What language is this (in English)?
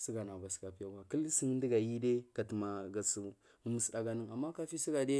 Marghi South